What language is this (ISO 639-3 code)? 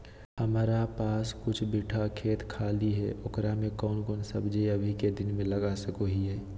mag